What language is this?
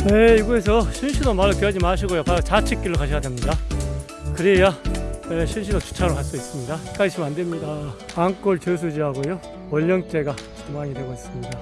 Korean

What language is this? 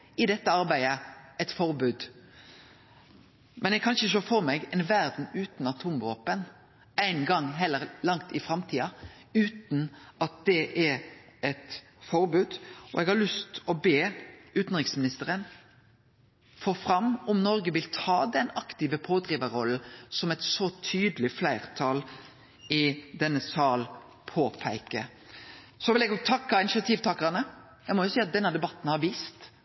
Norwegian Nynorsk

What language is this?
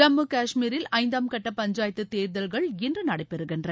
Tamil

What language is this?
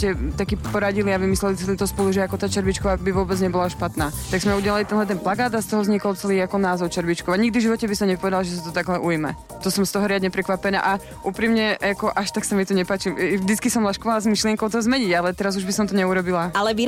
Slovak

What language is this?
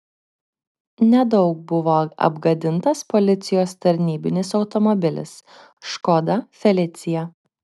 Lithuanian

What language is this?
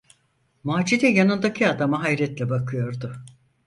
Turkish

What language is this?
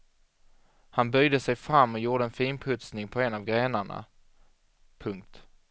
Swedish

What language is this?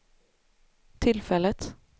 Swedish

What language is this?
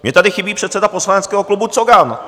Czech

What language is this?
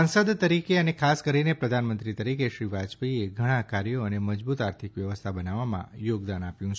Gujarati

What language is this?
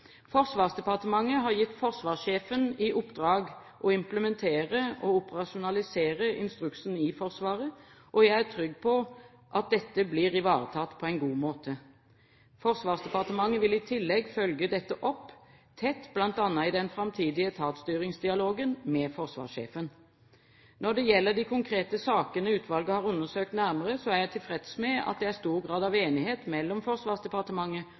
Norwegian Bokmål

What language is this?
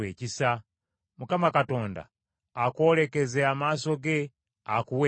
Ganda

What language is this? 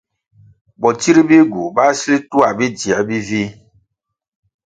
Kwasio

